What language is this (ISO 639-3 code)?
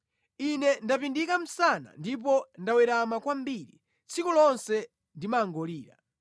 nya